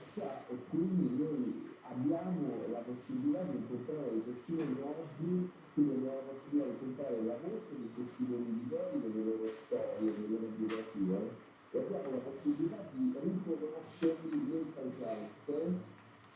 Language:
Italian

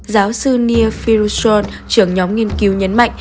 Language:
Vietnamese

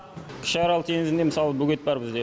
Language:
Kazakh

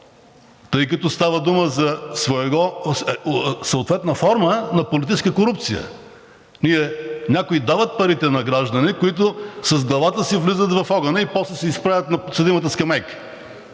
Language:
Bulgarian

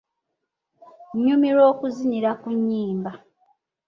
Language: Ganda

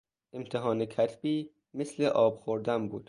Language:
Persian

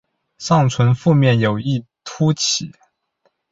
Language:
Chinese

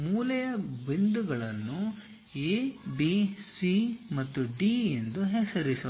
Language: Kannada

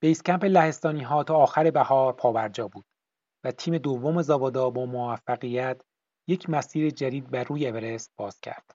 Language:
Persian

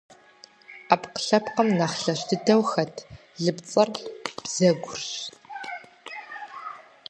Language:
Kabardian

